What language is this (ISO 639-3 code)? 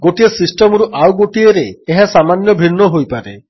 ori